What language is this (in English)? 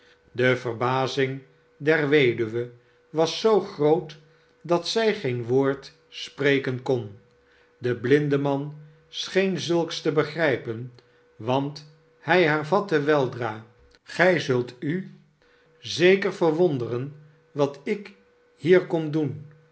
Dutch